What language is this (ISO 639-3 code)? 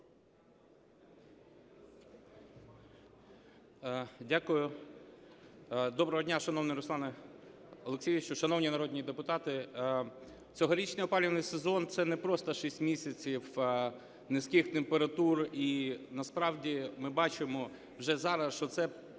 ukr